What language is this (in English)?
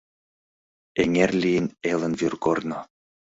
Mari